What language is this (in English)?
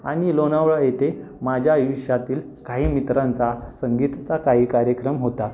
Marathi